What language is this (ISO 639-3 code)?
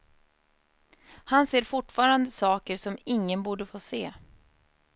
swe